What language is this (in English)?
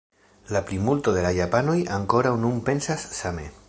Esperanto